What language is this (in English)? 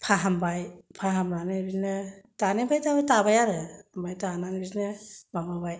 Bodo